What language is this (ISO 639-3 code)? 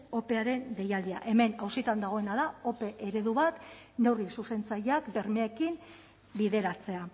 eus